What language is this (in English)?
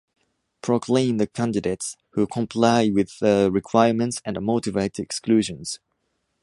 English